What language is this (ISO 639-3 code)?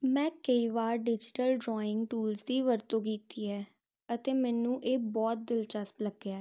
pan